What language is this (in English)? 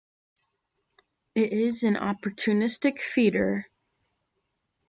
English